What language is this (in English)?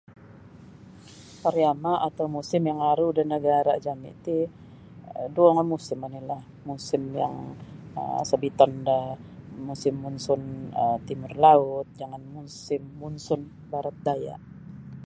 Sabah Bisaya